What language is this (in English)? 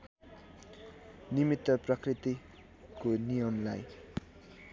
Nepali